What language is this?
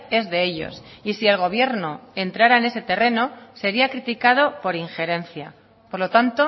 Spanish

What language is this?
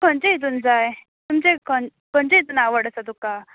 Konkani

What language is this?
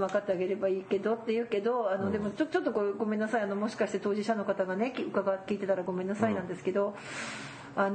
Japanese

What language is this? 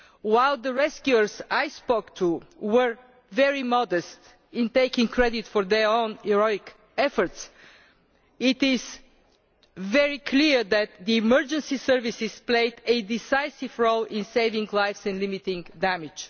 English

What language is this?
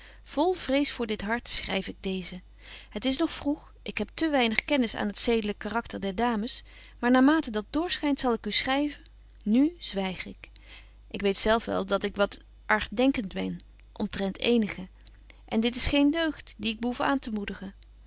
Dutch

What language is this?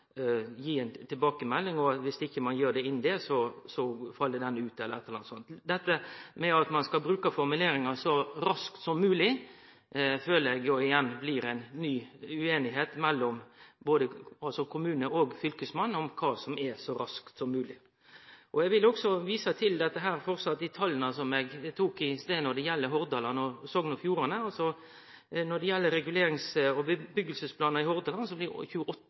Norwegian Nynorsk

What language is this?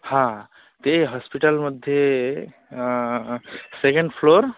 Sanskrit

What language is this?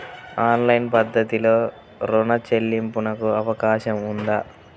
Telugu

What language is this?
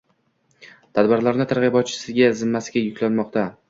Uzbek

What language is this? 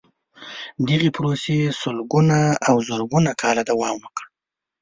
Pashto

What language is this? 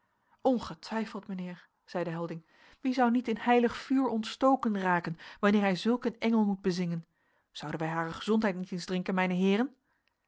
Dutch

